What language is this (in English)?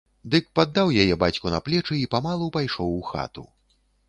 Belarusian